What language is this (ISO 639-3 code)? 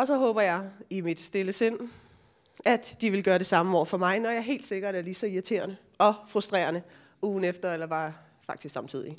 dan